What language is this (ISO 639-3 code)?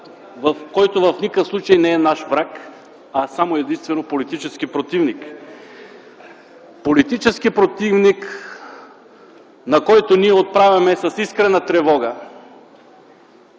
bul